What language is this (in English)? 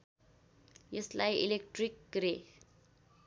Nepali